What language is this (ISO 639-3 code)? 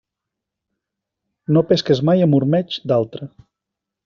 cat